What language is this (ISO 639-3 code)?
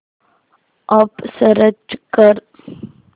mar